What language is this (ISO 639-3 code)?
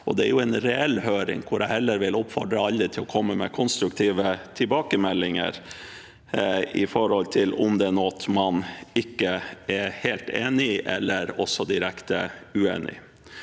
nor